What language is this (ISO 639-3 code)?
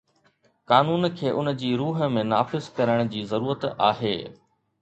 snd